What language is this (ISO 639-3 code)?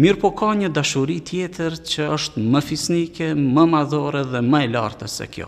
ara